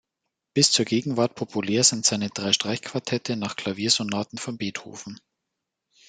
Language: German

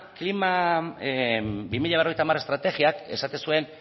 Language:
Basque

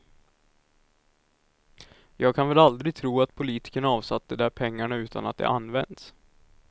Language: Swedish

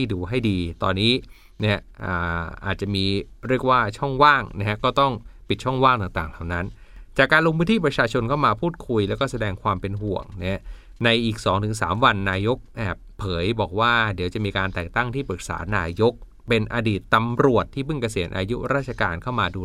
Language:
Thai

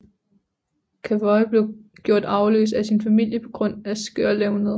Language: Danish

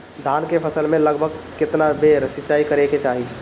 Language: Bhojpuri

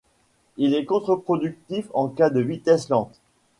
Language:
French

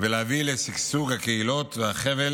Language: Hebrew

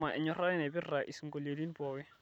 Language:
Masai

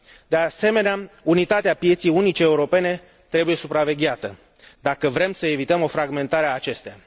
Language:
Romanian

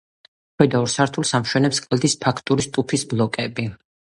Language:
Georgian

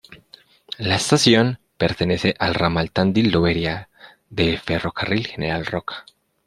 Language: Spanish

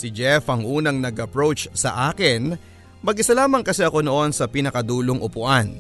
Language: Filipino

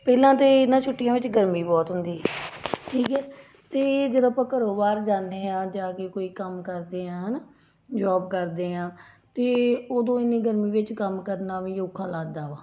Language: Punjabi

